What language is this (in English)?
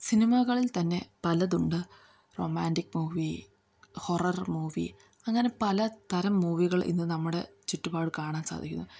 Malayalam